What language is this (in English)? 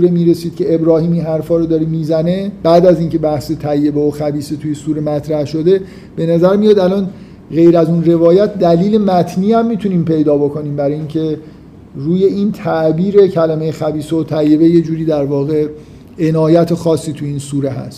Persian